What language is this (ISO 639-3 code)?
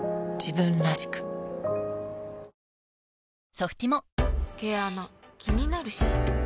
jpn